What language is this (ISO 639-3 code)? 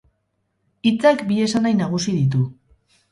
eus